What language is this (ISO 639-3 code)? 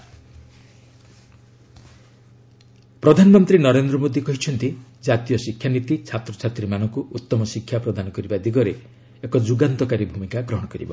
ori